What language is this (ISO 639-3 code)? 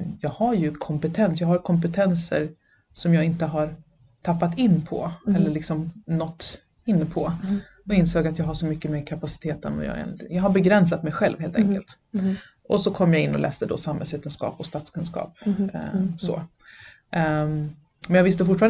swe